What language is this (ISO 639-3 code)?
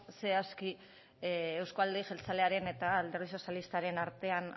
eus